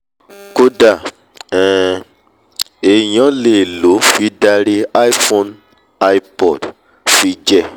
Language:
Yoruba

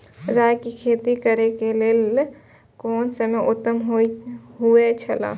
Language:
Maithili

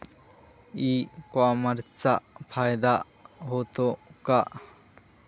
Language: Marathi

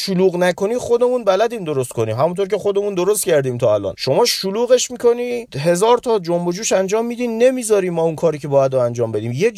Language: Persian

